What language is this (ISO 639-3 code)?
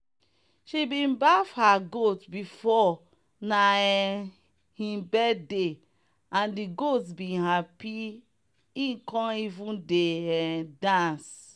pcm